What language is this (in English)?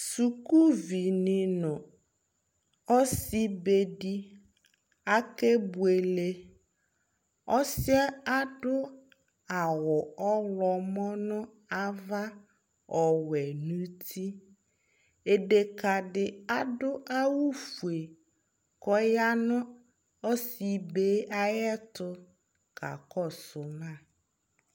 Ikposo